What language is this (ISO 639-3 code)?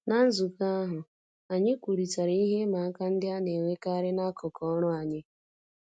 ibo